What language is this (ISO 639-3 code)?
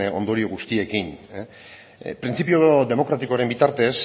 eus